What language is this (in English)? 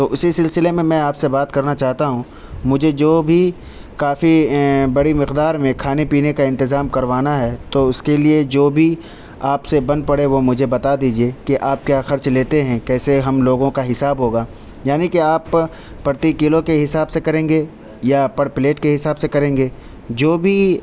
Urdu